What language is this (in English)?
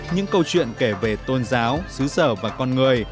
Vietnamese